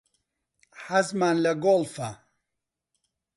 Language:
Central Kurdish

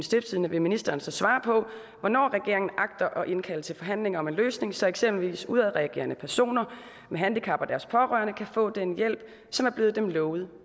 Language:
Danish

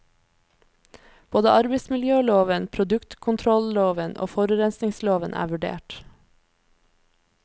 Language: Norwegian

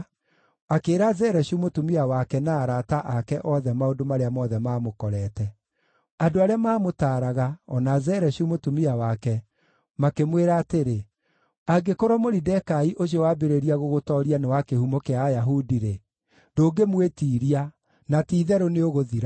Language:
Kikuyu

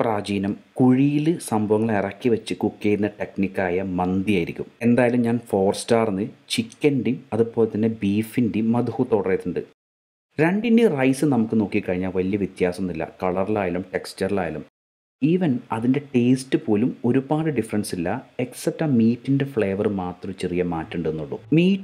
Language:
Arabic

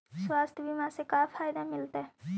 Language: Magahi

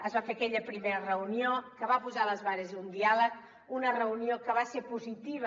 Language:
Catalan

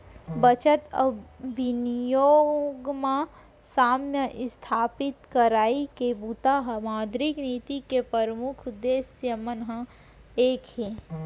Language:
Chhattisgarhi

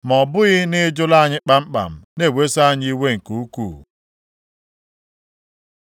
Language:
Igbo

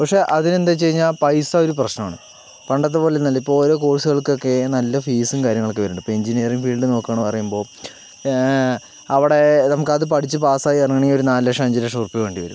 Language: Malayalam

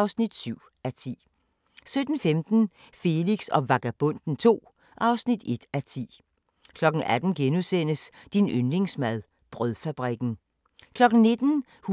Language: Danish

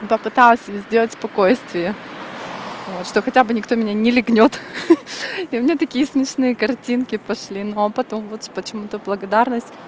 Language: Russian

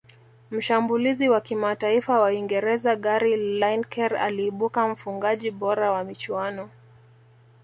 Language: Swahili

